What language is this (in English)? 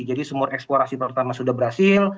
Indonesian